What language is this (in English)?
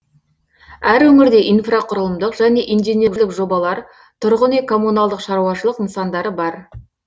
Kazakh